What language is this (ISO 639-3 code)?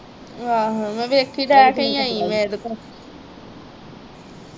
pan